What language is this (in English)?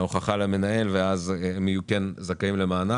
Hebrew